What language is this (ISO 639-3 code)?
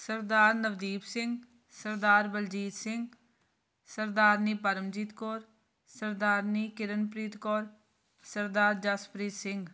pan